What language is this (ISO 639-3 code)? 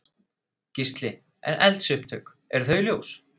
isl